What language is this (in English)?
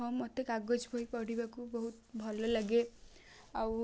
Odia